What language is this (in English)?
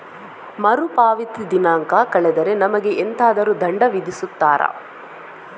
Kannada